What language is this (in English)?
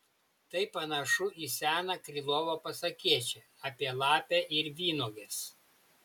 Lithuanian